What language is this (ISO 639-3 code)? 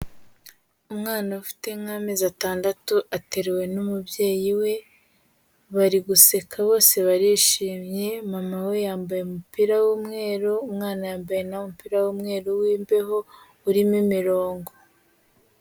kin